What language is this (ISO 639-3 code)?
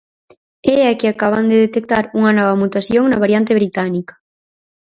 glg